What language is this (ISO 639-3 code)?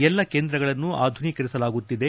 kan